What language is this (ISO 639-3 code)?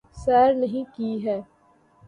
urd